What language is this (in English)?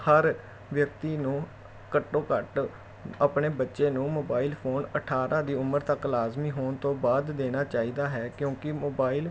Punjabi